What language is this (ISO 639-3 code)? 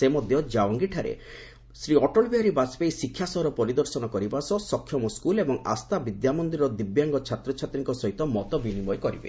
ori